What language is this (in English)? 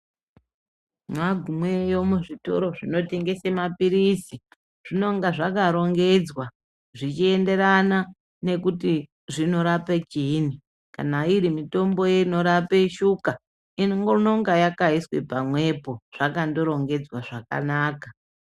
Ndau